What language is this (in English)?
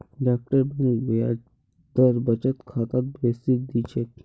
Magahi